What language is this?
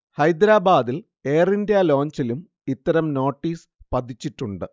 Malayalam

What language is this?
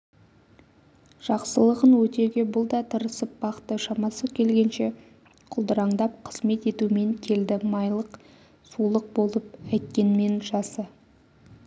Kazakh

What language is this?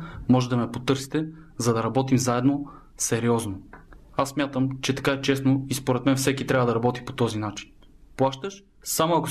Bulgarian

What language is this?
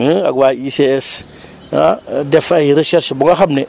Wolof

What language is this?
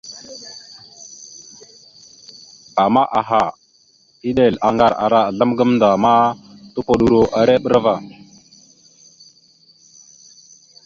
Mada (Cameroon)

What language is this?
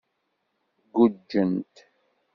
Kabyle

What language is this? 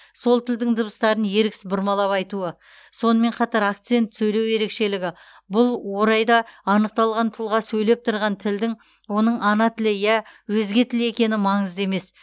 Kazakh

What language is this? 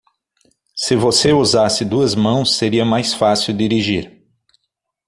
Portuguese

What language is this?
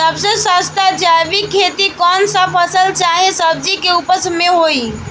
Bhojpuri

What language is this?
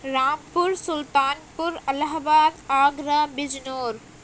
Urdu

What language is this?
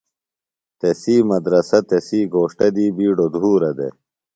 Phalura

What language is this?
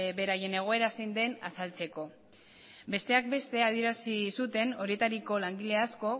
Basque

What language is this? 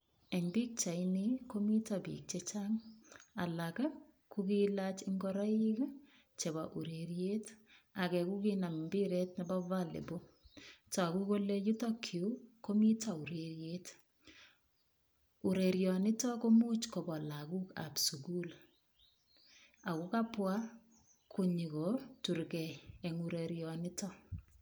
Kalenjin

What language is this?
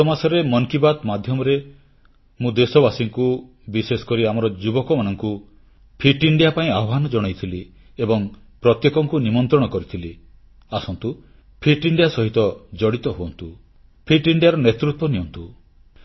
Odia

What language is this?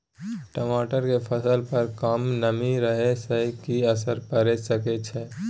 Maithili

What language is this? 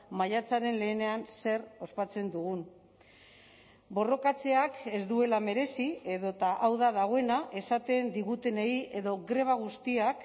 Basque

